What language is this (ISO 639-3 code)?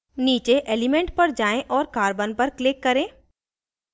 hin